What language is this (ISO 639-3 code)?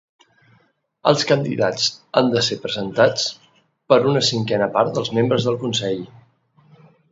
cat